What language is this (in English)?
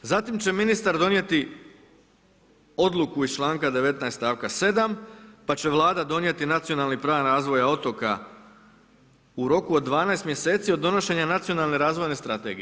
Croatian